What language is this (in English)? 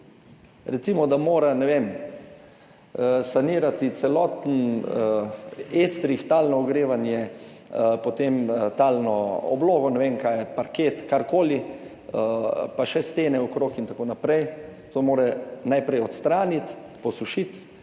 Slovenian